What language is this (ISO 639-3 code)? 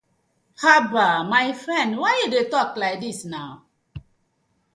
pcm